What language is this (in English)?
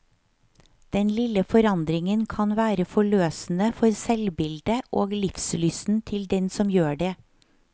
Norwegian